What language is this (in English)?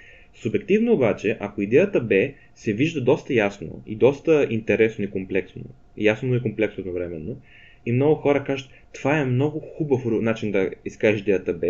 Bulgarian